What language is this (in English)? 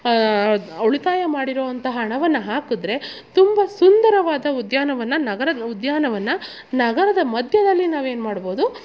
Kannada